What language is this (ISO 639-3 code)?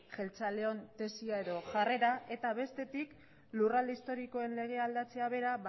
eus